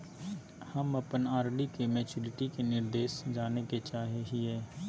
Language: Magahi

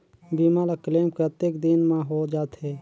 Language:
Chhattisgarhi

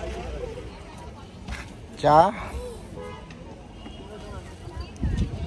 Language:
Arabic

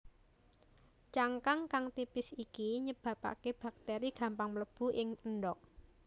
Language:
Javanese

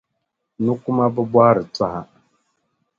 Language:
Dagbani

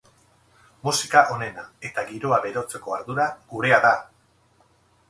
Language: Basque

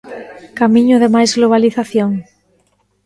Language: Galician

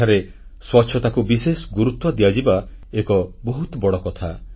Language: Odia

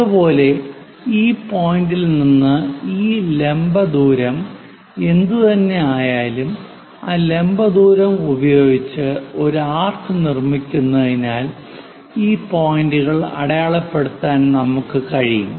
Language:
Malayalam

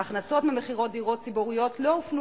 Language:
Hebrew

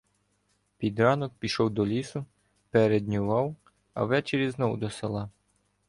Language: Ukrainian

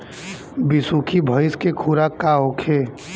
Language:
Bhojpuri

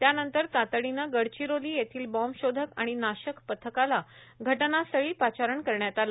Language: Marathi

